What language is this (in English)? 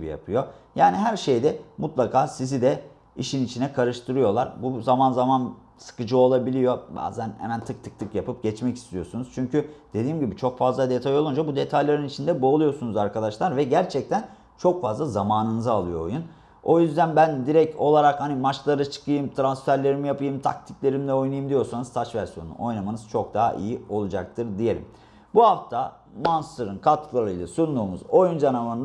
Turkish